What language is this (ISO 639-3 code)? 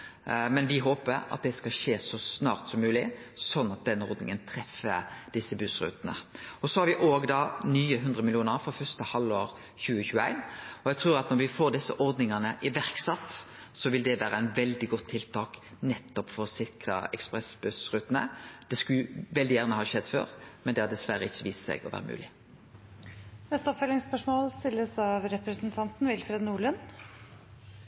nno